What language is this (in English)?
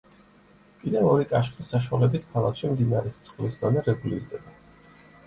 Georgian